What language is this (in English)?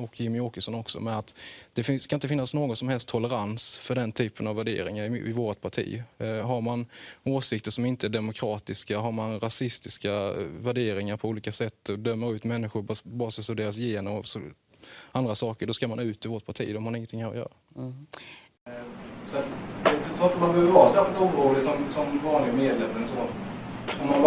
Swedish